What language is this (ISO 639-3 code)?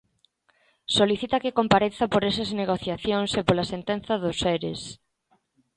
glg